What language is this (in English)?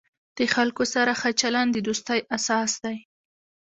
Pashto